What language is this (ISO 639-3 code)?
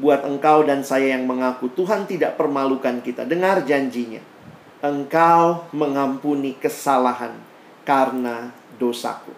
ind